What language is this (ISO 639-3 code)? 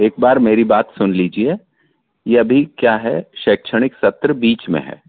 hin